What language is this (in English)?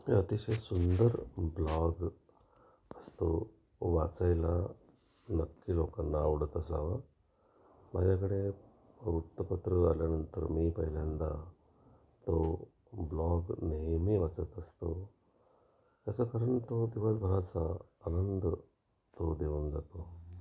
Marathi